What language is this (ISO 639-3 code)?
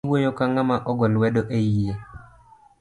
luo